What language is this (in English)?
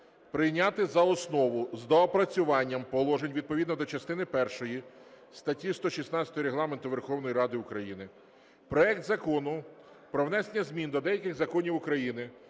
Ukrainian